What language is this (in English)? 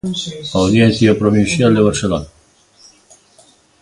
Galician